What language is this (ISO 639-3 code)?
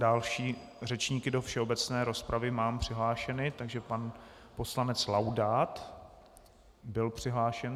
ces